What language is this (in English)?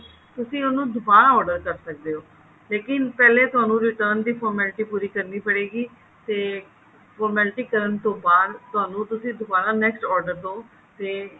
Punjabi